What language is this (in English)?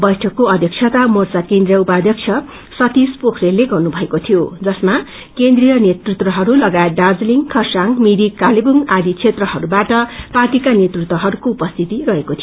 Nepali